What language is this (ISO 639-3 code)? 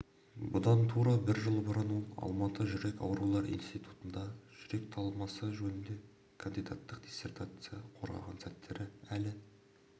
kaz